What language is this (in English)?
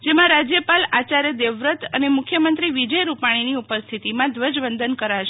Gujarati